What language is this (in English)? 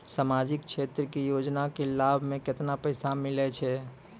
Maithili